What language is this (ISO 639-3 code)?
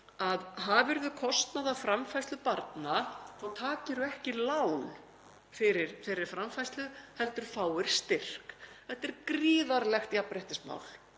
isl